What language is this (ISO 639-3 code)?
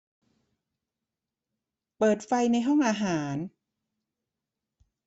tha